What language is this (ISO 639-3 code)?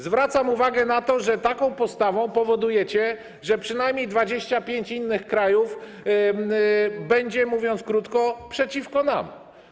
pol